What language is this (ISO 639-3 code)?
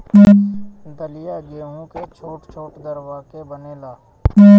bho